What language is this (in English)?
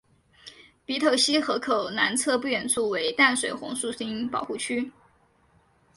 Chinese